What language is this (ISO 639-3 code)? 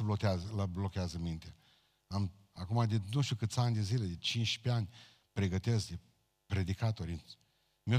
ron